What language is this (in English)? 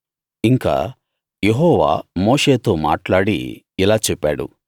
Telugu